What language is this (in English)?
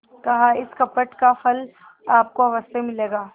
Hindi